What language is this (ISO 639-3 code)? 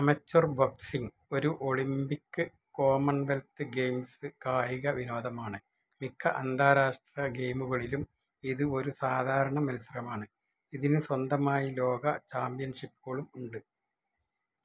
mal